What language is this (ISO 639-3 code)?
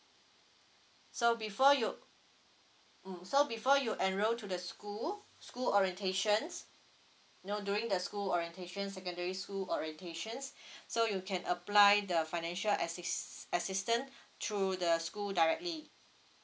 eng